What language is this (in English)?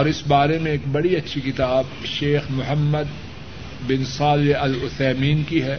Urdu